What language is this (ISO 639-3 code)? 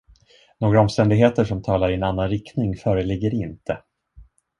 swe